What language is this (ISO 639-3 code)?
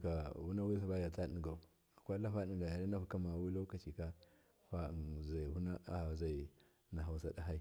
mkf